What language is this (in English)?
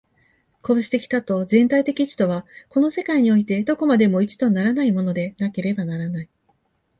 Japanese